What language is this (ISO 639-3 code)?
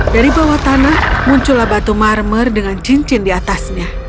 ind